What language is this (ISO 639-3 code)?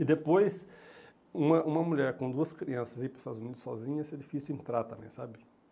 por